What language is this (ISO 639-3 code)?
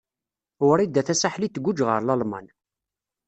kab